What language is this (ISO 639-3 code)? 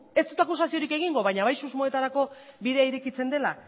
eus